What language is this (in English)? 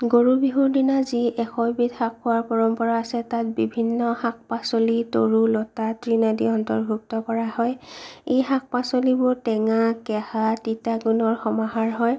Assamese